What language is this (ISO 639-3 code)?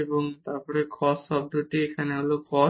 ben